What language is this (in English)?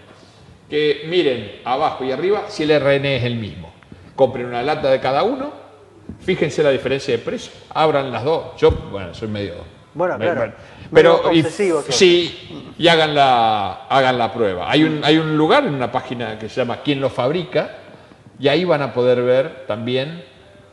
Spanish